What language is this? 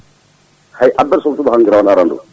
Fula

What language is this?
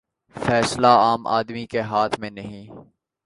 Urdu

